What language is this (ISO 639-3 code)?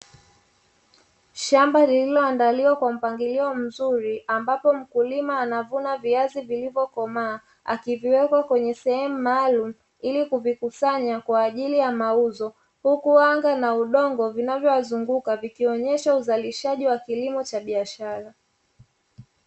swa